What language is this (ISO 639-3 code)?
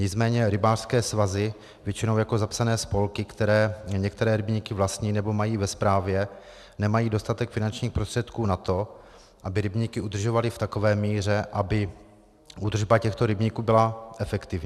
ces